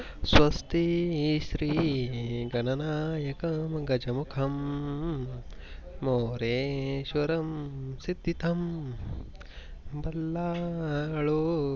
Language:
Marathi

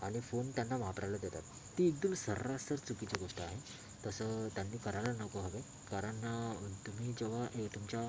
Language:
Marathi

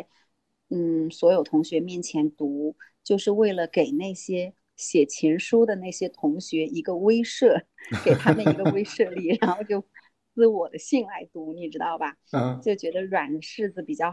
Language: Chinese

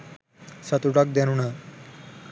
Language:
Sinhala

